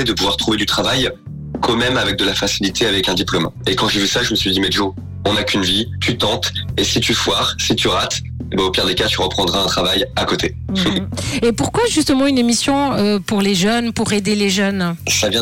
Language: French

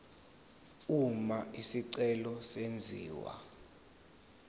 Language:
Zulu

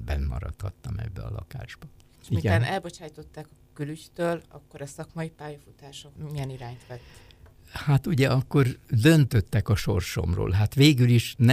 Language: Hungarian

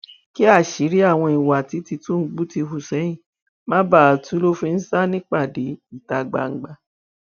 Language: Yoruba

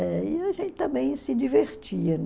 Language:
Portuguese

